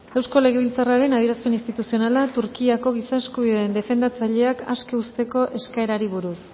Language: Basque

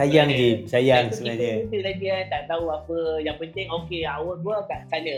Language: Malay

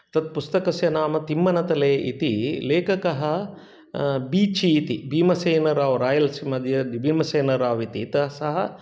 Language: Sanskrit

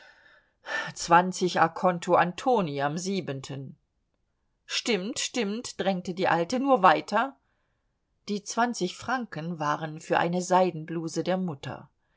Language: German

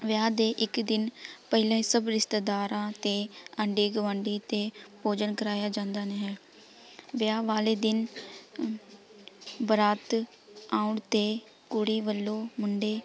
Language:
Punjabi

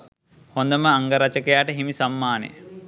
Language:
Sinhala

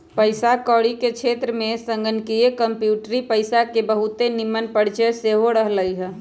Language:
Magahi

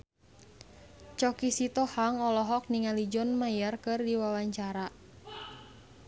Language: Sundanese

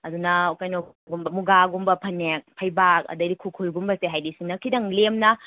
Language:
Manipuri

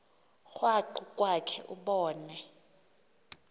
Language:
Xhosa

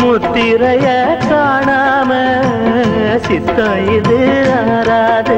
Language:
Malayalam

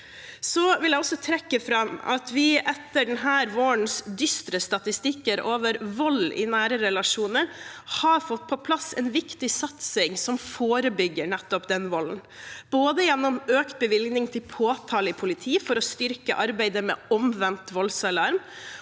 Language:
Norwegian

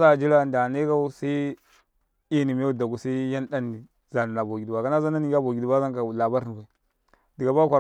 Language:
Karekare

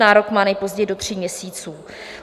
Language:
Czech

